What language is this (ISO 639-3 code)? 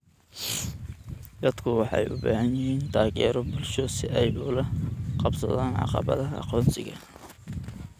som